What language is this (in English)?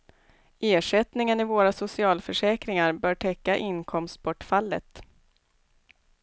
Swedish